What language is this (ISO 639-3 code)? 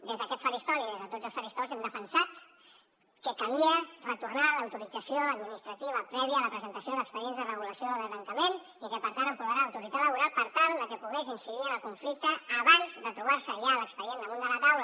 cat